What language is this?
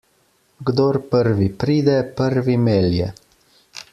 Slovenian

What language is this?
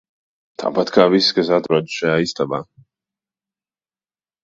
Latvian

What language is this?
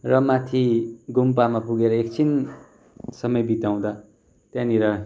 Nepali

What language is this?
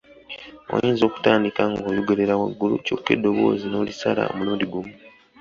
Ganda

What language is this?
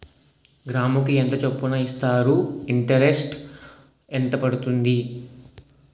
Telugu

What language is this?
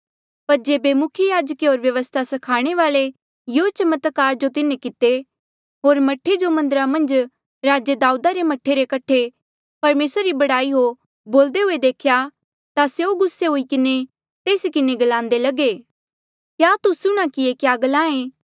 Mandeali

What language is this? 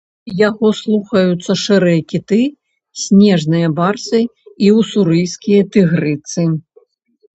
Belarusian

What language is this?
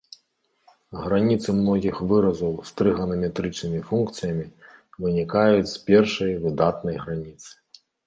Belarusian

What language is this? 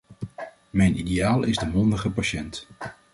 Dutch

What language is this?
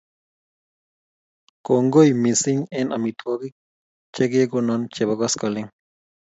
Kalenjin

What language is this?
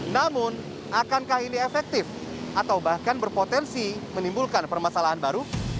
Indonesian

